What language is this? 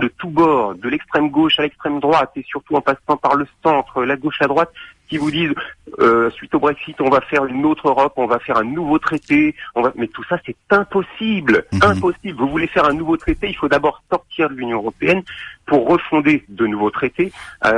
French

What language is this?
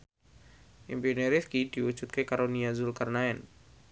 Javanese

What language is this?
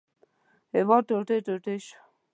Pashto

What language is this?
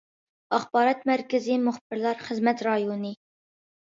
Uyghur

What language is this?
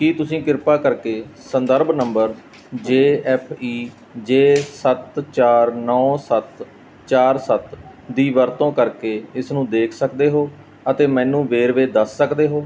Punjabi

